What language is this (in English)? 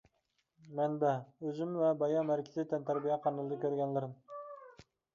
Uyghur